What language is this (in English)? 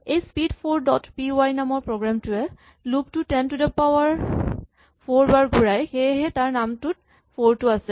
Assamese